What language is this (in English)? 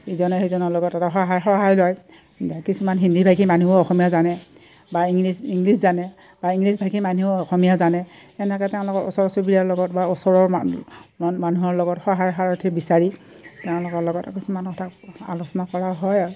Assamese